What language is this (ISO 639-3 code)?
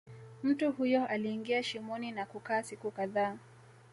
swa